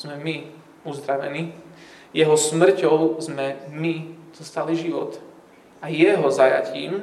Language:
Slovak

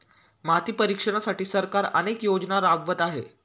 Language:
Marathi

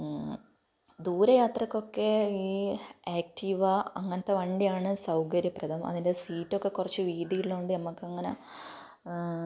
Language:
Malayalam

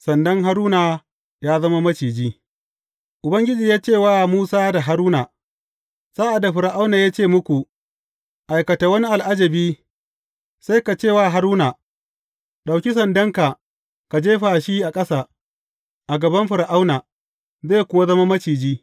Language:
Hausa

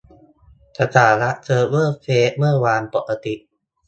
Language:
Thai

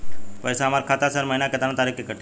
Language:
Bhojpuri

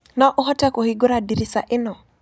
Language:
Kikuyu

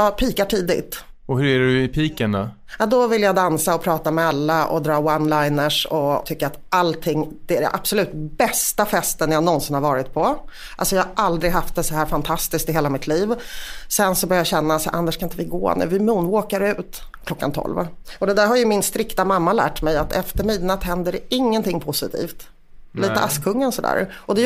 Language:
Swedish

